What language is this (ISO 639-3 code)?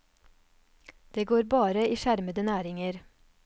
nor